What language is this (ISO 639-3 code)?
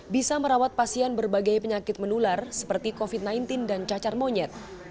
ind